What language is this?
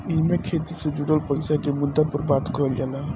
Bhojpuri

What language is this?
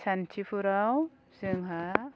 Bodo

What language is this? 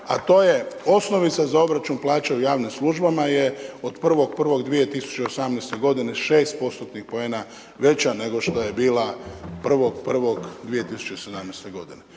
Croatian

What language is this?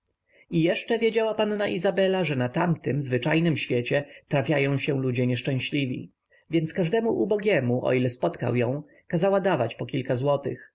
Polish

